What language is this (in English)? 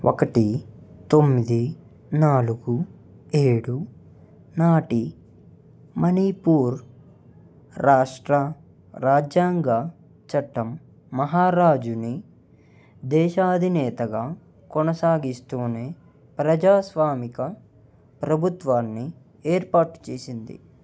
Telugu